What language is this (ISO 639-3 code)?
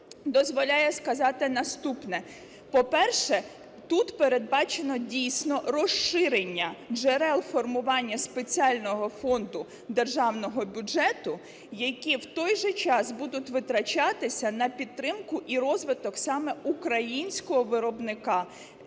ukr